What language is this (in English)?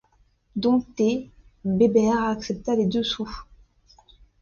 French